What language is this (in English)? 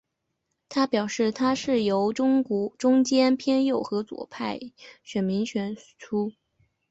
Chinese